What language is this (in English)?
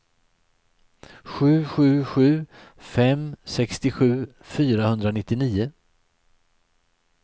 Swedish